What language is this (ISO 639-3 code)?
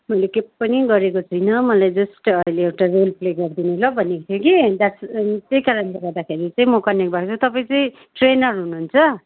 nep